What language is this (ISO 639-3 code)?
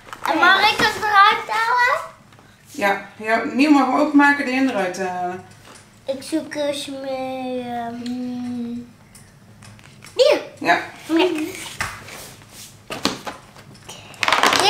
nld